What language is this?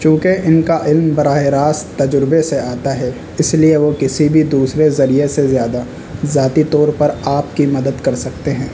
Urdu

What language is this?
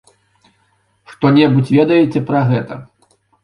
Belarusian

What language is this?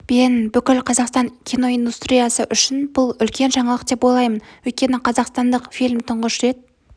Kazakh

